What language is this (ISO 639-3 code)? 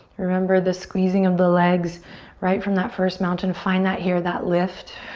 eng